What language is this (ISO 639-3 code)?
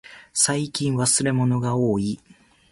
jpn